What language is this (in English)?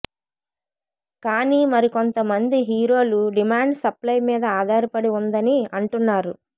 Telugu